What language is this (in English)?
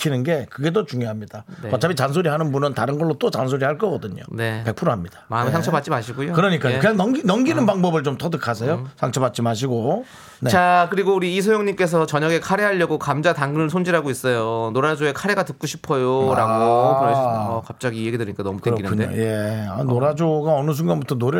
Korean